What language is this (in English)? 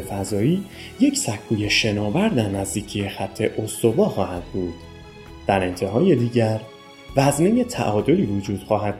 Persian